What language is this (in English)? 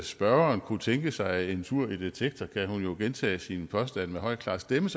Danish